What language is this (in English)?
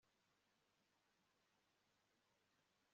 Kinyarwanda